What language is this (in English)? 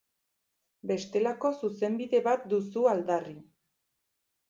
Basque